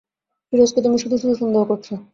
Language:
Bangla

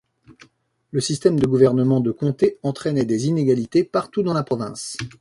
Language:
French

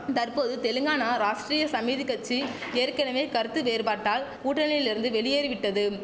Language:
Tamil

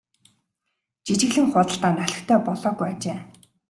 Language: Mongolian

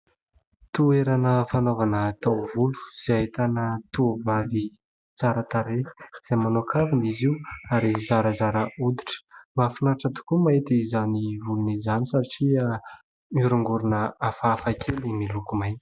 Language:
Malagasy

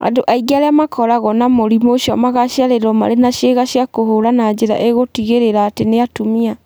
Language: Kikuyu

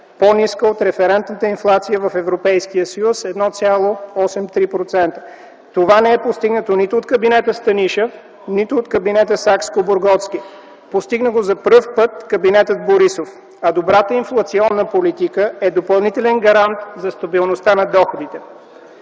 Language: Bulgarian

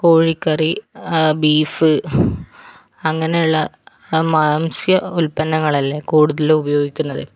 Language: Malayalam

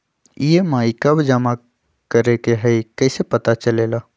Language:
Magahi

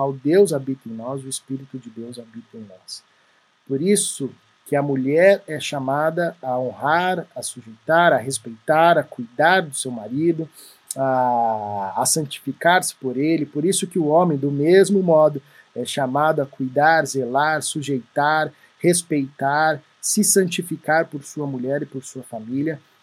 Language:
Portuguese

